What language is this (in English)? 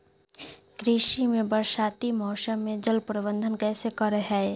Magahi